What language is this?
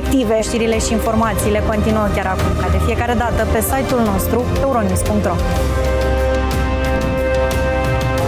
Romanian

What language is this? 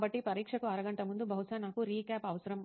Telugu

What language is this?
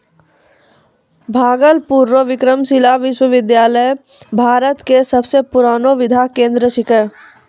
Maithili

